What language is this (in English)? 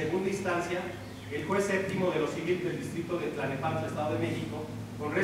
Spanish